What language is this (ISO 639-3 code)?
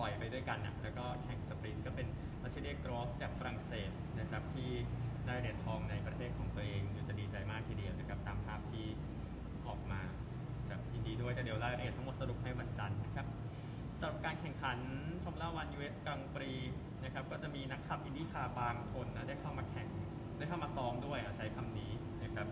tha